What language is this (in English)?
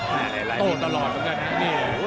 Thai